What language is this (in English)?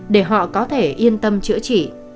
Vietnamese